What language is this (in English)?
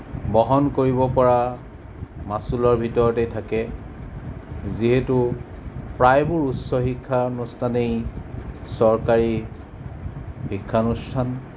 Assamese